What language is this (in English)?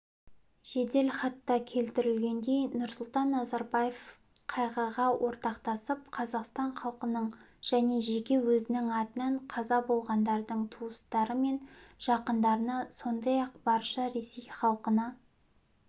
Kazakh